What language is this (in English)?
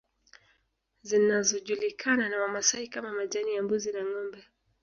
Swahili